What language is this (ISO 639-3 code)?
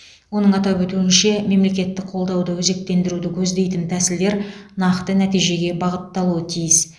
kaz